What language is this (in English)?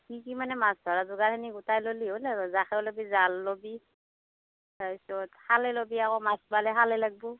Assamese